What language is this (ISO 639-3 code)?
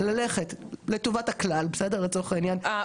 heb